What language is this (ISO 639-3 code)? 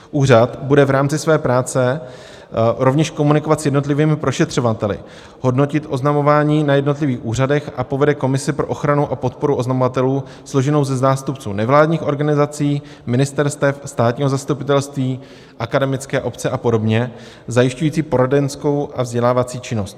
ces